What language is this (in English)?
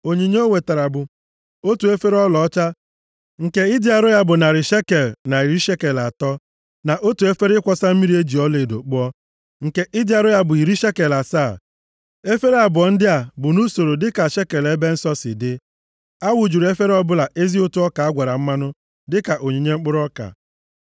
Igbo